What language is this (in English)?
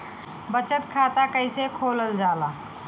Bhojpuri